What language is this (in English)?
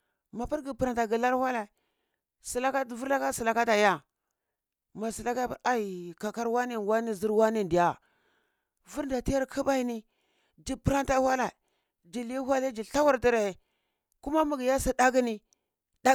Cibak